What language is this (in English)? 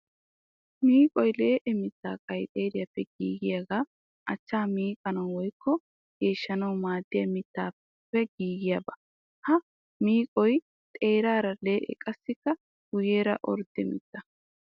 Wolaytta